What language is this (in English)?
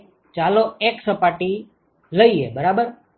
Gujarati